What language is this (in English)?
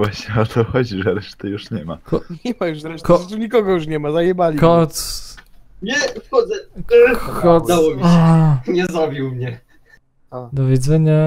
Polish